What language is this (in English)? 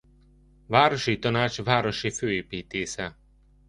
Hungarian